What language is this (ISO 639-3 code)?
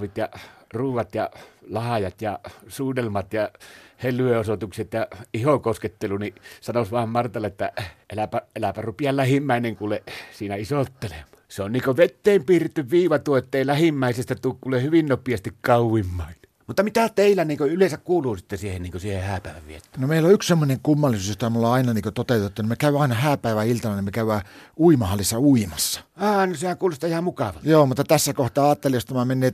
fin